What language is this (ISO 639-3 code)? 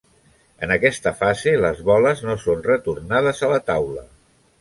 cat